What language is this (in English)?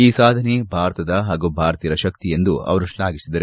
Kannada